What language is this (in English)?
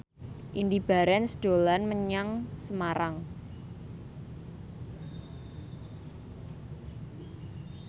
Javanese